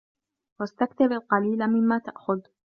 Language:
Arabic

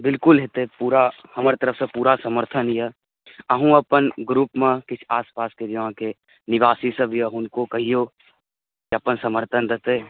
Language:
Maithili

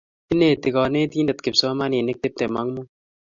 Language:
Kalenjin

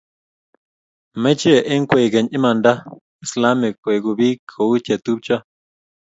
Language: Kalenjin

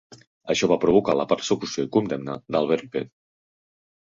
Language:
Catalan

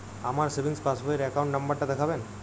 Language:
Bangla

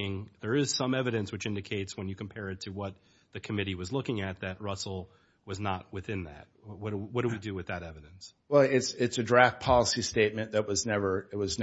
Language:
English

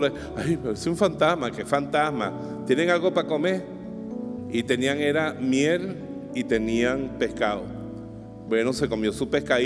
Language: Spanish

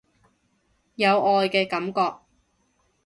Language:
Cantonese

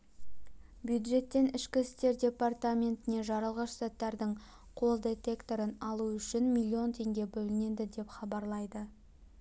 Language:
Kazakh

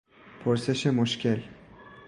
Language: Persian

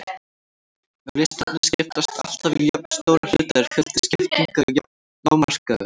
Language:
Icelandic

